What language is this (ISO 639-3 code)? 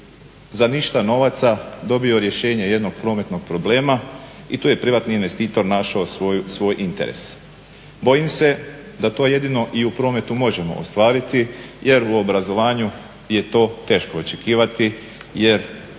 hrv